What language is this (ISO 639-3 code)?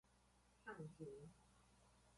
nan